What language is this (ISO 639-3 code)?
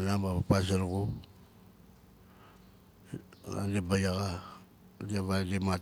nal